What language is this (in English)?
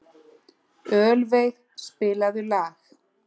Icelandic